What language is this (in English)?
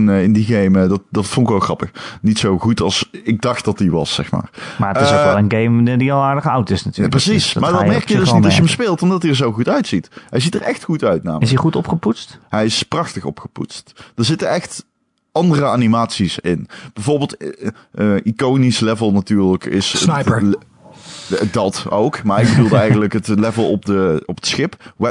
Dutch